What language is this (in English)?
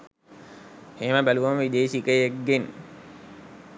Sinhala